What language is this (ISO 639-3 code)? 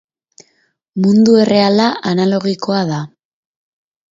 eus